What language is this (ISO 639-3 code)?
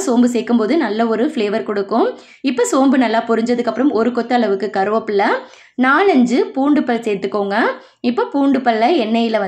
tam